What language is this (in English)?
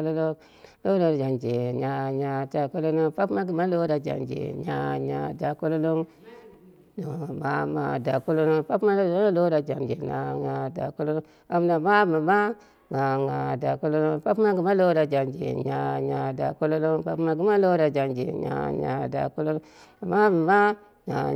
Dera (Nigeria)